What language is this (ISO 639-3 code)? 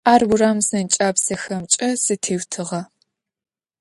ady